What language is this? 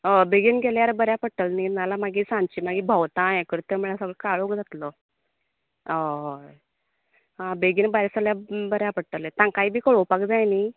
Konkani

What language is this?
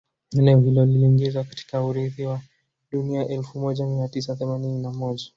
Swahili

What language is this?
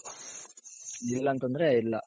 Kannada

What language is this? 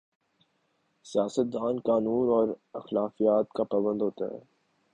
Urdu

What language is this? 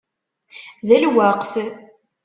Kabyle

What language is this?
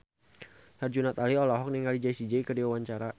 Sundanese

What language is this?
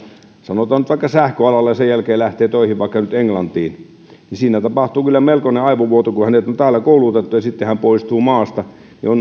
Finnish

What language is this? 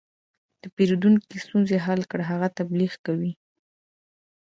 Pashto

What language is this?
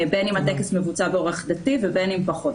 Hebrew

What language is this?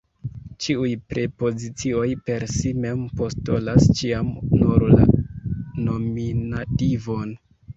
Esperanto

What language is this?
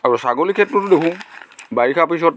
Assamese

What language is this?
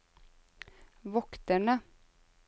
Norwegian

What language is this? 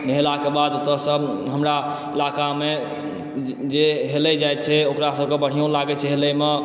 Maithili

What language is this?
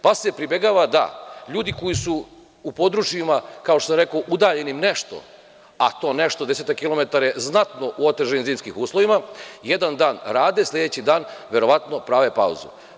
Serbian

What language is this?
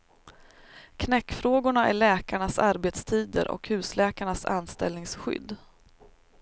Swedish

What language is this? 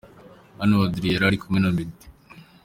Kinyarwanda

